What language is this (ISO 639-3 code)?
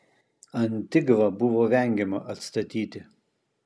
lit